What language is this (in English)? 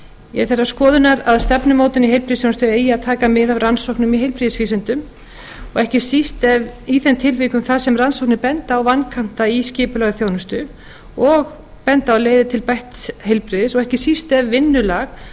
Icelandic